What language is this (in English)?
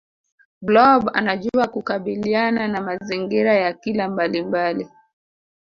Swahili